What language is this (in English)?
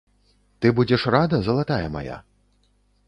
Belarusian